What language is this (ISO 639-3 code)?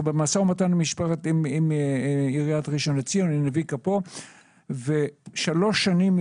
heb